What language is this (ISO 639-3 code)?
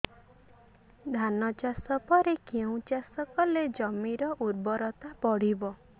ori